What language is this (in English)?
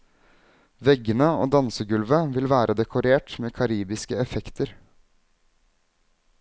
Norwegian